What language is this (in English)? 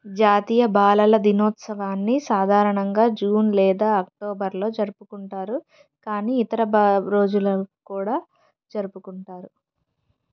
Telugu